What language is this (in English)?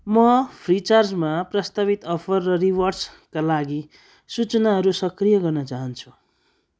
Nepali